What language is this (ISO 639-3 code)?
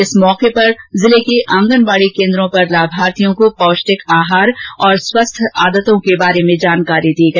hin